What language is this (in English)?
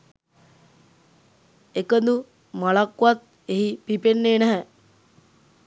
Sinhala